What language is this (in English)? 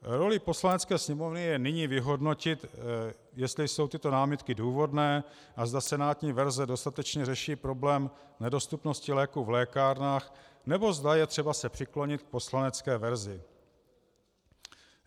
Czech